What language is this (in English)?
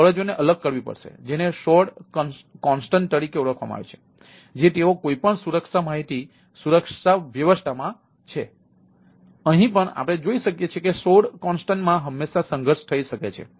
Gujarati